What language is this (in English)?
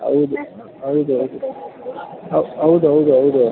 Kannada